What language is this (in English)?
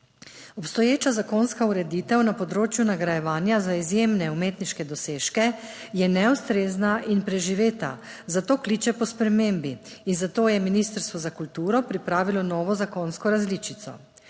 Slovenian